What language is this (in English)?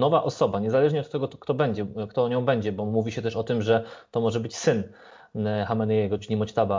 Polish